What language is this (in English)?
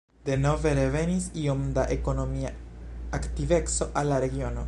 Esperanto